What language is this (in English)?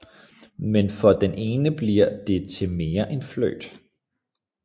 Danish